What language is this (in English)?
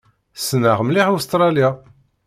Kabyle